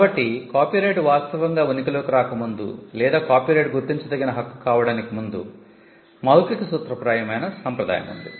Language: Telugu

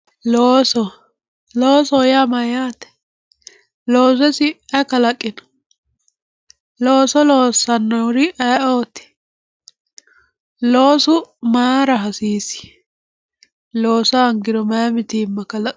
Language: Sidamo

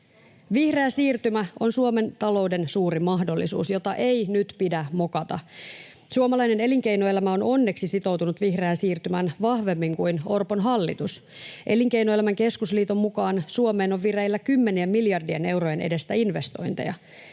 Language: Finnish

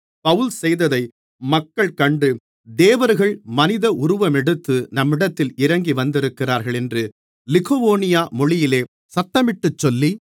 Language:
Tamil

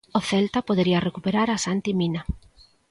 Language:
Galician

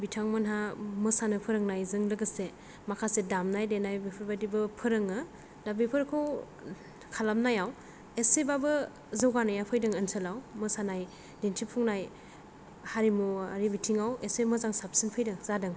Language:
Bodo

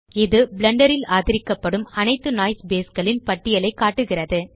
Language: Tamil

